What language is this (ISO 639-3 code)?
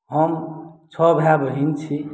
mai